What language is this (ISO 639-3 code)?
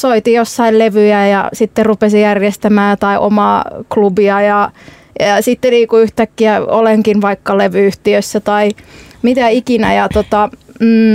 fin